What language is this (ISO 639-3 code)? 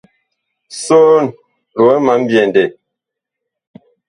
bkh